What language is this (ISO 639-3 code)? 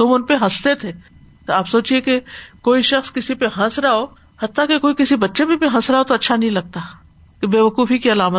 urd